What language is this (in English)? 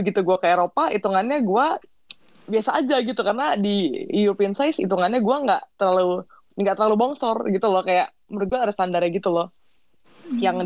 Indonesian